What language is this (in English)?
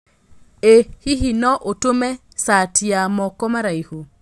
Kikuyu